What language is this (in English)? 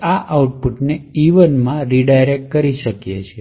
Gujarati